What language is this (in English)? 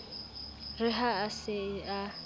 Southern Sotho